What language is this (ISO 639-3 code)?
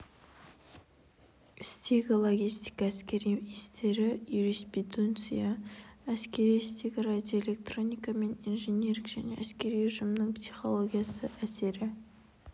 kaz